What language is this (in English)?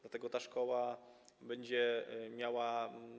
Polish